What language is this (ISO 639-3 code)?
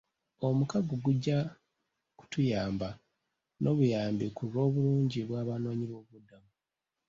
lug